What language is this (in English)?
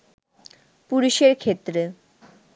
Bangla